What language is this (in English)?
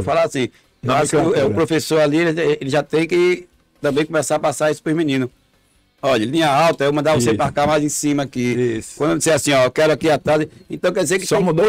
Portuguese